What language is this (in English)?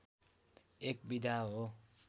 Nepali